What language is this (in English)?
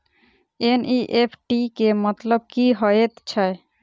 Maithili